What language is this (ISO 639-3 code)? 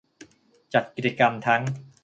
tha